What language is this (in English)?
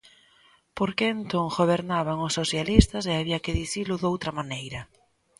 Galician